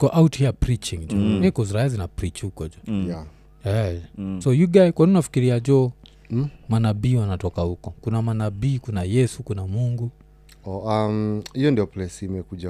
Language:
Swahili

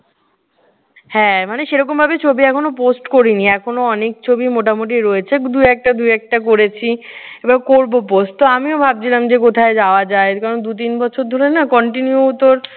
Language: Bangla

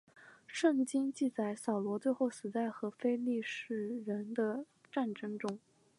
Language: Chinese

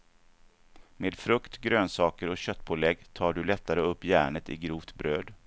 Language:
Swedish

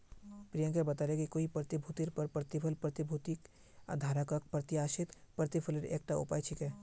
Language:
Magahi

